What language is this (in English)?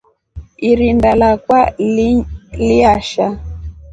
Rombo